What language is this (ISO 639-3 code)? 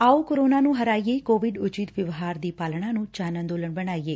pan